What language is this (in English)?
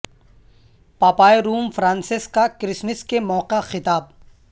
Urdu